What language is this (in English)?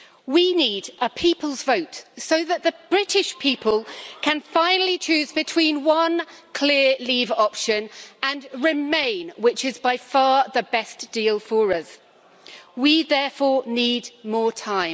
English